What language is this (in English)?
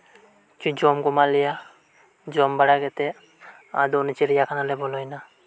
Santali